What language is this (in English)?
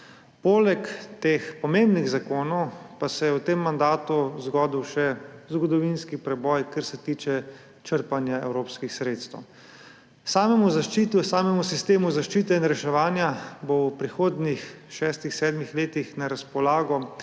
Slovenian